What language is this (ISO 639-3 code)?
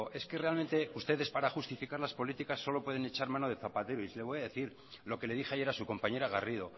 spa